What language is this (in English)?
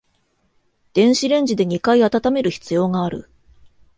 Japanese